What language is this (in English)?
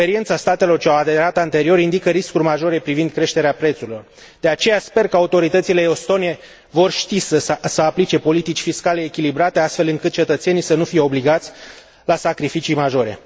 Romanian